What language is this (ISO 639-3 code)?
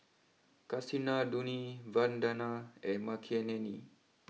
eng